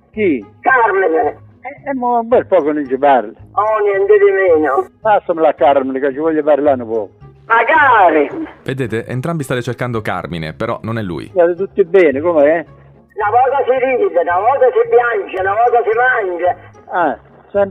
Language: Italian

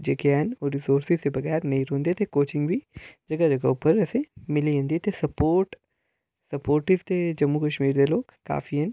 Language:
Dogri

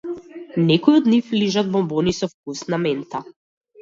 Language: Macedonian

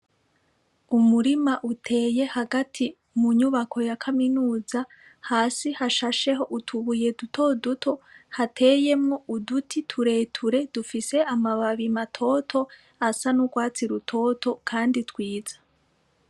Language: Rundi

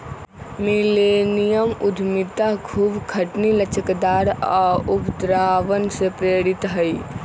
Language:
Magahi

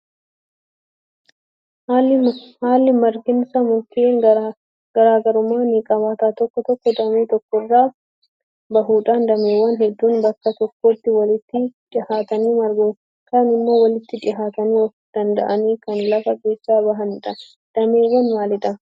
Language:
Oromo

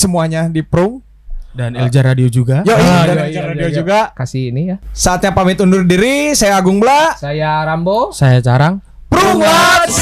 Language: Indonesian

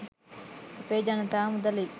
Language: Sinhala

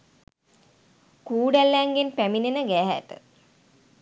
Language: Sinhala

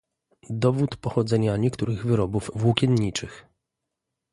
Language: Polish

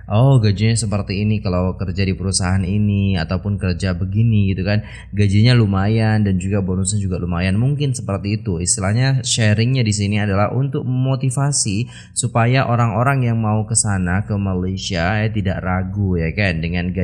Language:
Indonesian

